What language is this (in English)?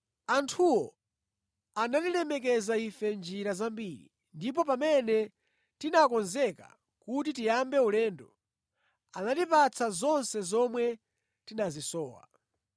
Nyanja